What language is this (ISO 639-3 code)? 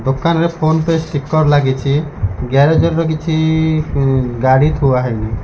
ori